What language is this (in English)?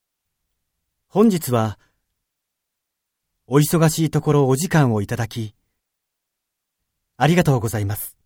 Japanese